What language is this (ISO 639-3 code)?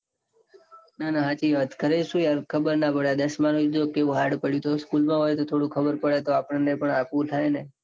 guj